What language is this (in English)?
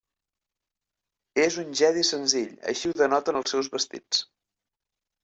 Catalan